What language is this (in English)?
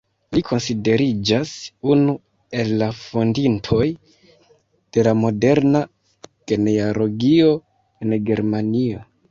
Esperanto